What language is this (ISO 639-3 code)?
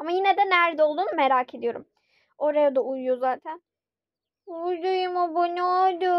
tur